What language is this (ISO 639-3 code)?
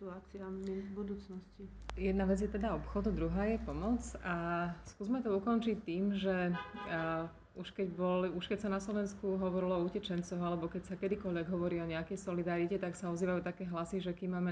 slk